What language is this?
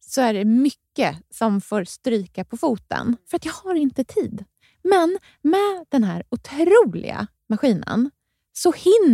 Swedish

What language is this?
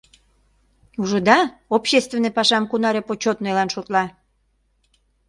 Mari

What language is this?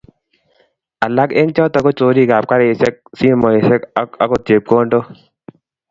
Kalenjin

